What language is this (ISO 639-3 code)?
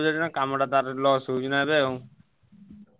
ori